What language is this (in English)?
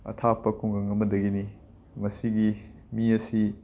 Manipuri